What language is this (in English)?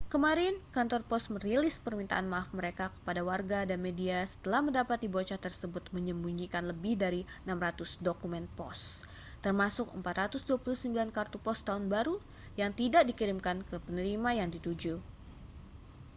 Indonesian